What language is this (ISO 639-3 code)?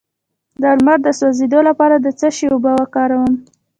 pus